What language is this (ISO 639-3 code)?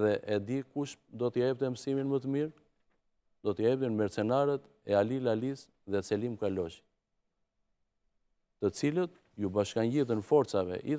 ron